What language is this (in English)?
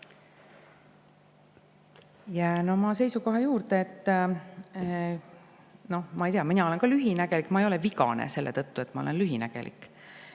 Estonian